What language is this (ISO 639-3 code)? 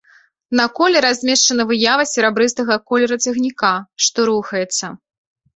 bel